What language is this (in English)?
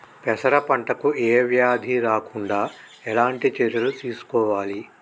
Telugu